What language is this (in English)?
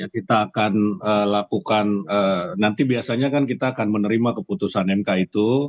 Indonesian